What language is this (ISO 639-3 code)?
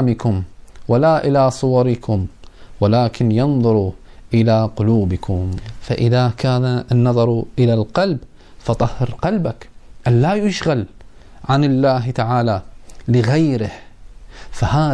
ara